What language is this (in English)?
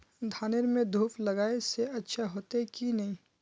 Magahi